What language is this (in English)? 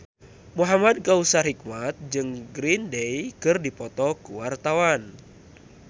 Sundanese